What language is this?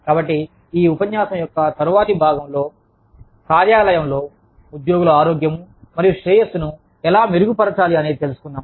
Telugu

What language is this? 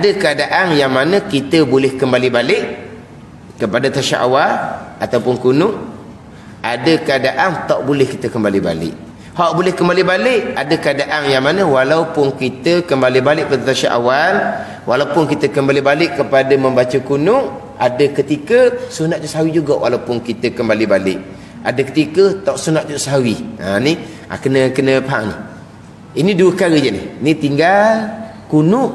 Malay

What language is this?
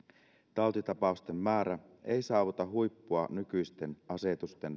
Finnish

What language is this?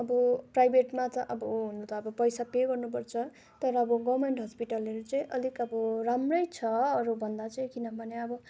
Nepali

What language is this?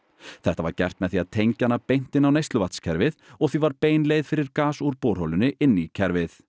Icelandic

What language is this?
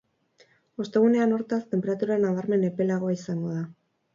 Basque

